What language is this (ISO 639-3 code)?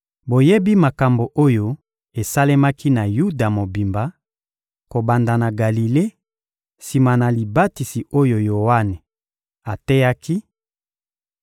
lin